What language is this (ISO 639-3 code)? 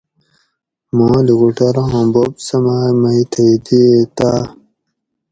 gwc